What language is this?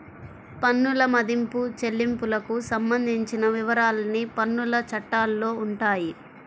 Telugu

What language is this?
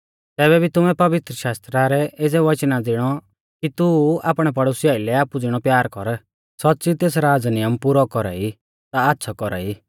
Mahasu Pahari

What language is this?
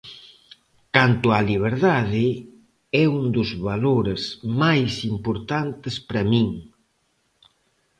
Galician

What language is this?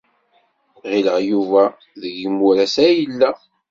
Kabyle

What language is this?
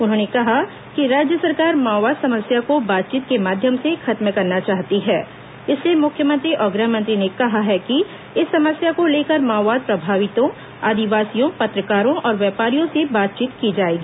Hindi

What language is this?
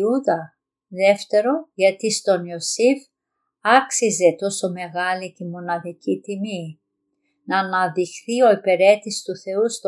Greek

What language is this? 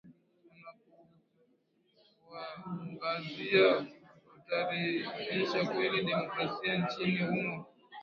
Swahili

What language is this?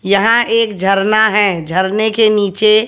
Hindi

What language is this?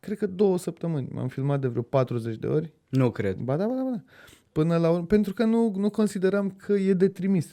Romanian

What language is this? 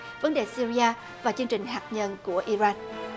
Vietnamese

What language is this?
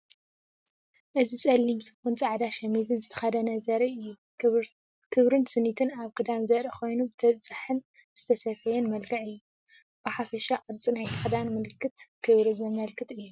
Tigrinya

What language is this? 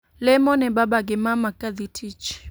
Luo (Kenya and Tanzania)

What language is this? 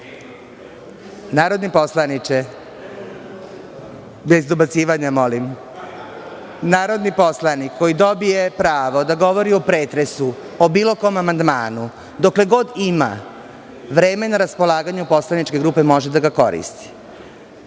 Serbian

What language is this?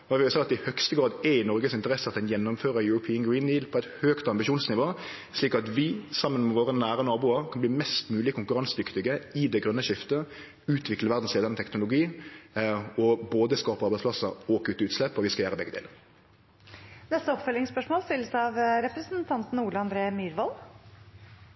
Norwegian Nynorsk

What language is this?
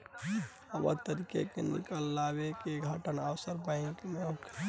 Bhojpuri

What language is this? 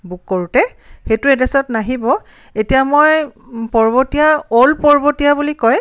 Assamese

